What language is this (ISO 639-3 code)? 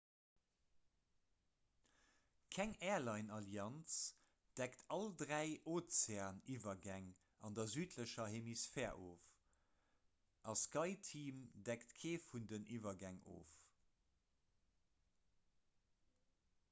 ltz